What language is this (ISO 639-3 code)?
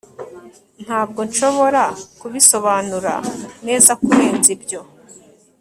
kin